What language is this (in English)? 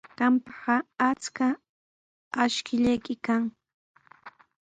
Sihuas Ancash Quechua